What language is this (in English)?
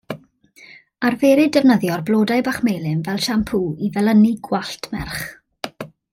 Welsh